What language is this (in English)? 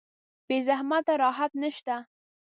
Pashto